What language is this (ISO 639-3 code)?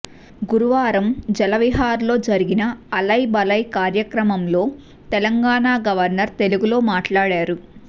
tel